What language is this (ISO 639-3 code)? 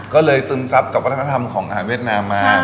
tha